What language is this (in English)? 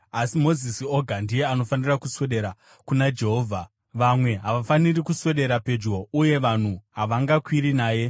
Shona